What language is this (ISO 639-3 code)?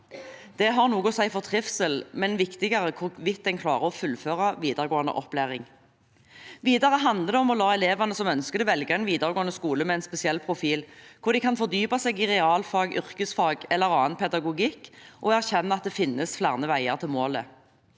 nor